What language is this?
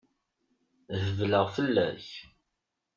Kabyle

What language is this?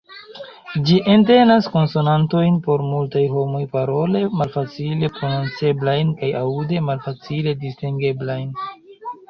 Esperanto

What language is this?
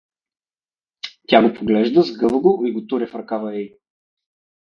Bulgarian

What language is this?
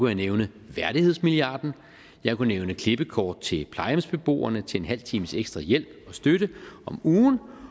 Danish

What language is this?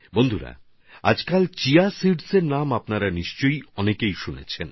Bangla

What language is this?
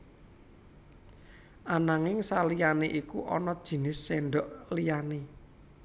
Javanese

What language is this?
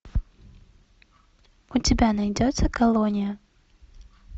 Russian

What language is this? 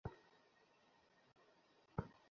Bangla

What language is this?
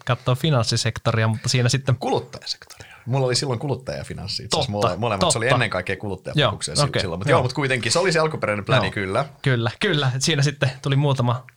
Finnish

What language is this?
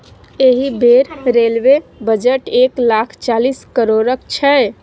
Maithili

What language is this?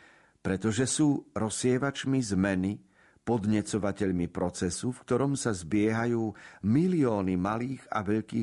Slovak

